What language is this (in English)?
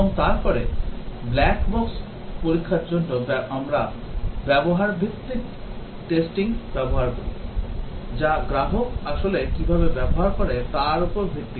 Bangla